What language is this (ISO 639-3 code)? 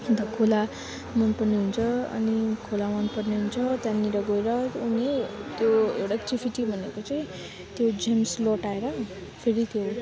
nep